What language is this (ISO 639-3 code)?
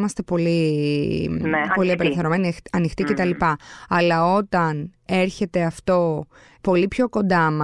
ell